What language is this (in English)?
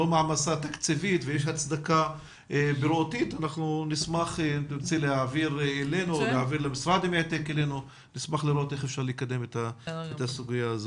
Hebrew